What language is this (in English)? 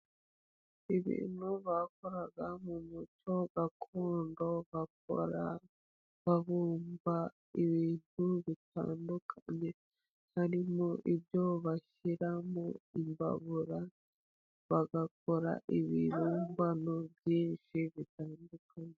Kinyarwanda